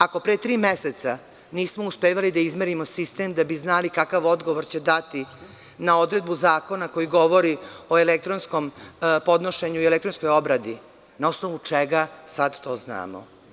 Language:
Serbian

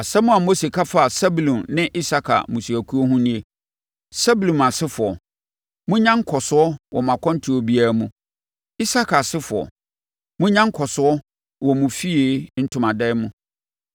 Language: Akan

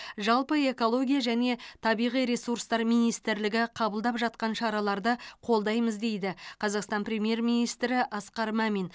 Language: Kazakh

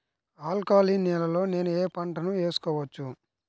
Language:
Telugu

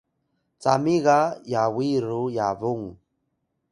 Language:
Atayal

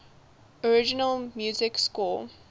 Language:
English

